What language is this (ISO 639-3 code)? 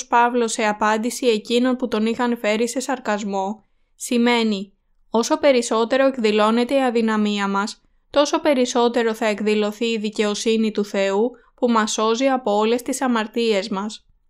ell